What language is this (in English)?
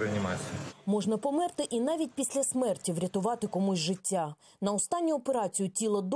Ukrainian